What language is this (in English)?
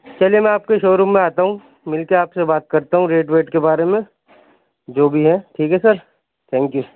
Urdu